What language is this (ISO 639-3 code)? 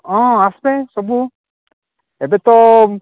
ori